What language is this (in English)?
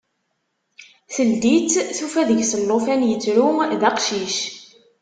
Kabyle